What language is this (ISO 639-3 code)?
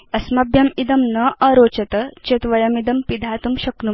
san